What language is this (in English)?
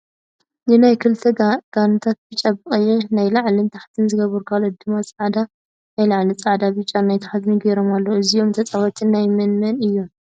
Tigrinya